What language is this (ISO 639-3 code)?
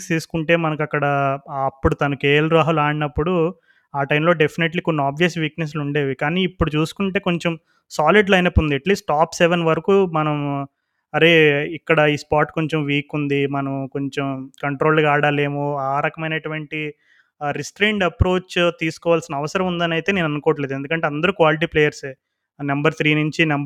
tel